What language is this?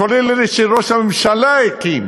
Hebrew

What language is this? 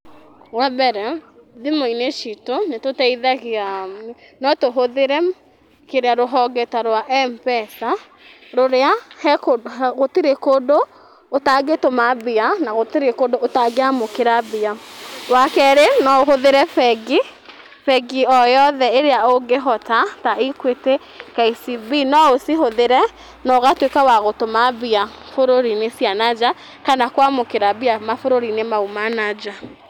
Kikuyu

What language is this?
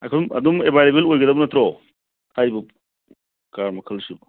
Manipuri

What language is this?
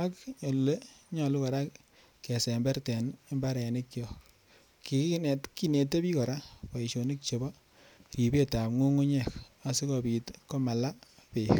Kalenjin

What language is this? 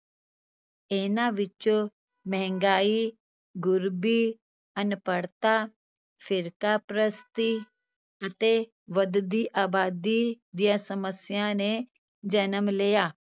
Punjabi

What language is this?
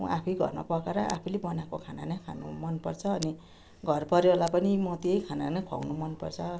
Nepali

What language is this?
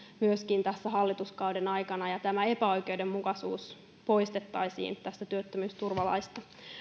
Finnish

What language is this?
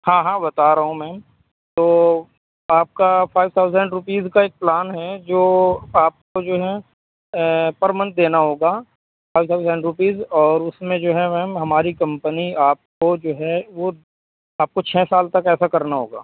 Urdu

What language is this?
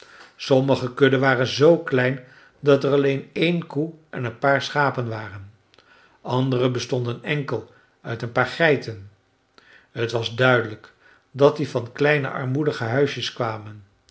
Dutch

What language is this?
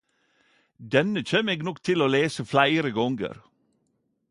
Norwegian Nynorsk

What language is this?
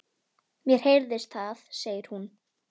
Icelandic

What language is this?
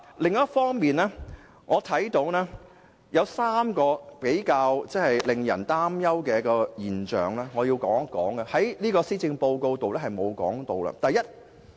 Cantonese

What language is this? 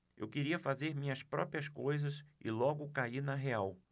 Portuguese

